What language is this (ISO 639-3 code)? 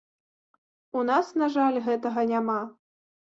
bel